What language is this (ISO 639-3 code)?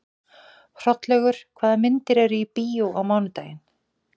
isl